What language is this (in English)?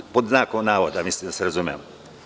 Serbian